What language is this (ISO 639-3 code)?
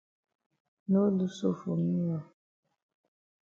wes